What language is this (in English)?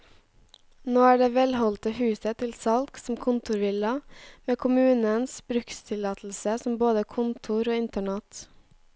Norwegian